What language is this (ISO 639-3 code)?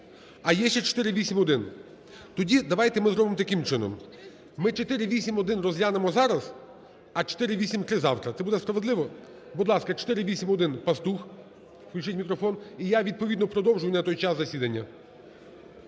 ukr